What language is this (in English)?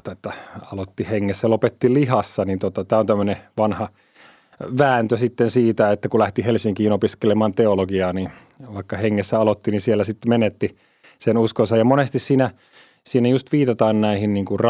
Finnish